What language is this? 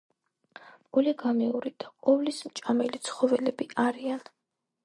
Georgian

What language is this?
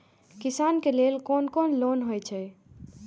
Maithili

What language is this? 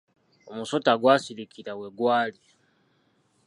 Ganda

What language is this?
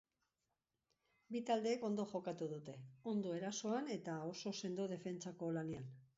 Basque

